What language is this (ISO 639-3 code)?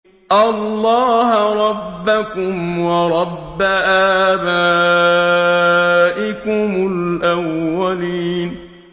ara